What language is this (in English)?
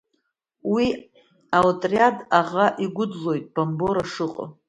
Abkhazian